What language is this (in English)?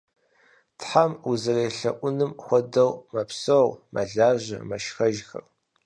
Kabardian